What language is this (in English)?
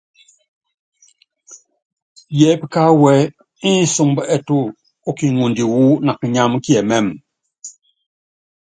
Yangben